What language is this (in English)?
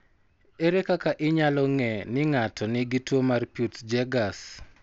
Luo (Kenya and Tanzania)